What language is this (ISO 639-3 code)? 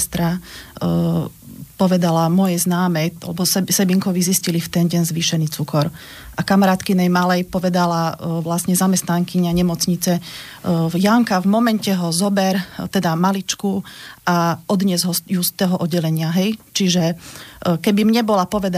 slk